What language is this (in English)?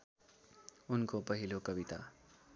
Nepali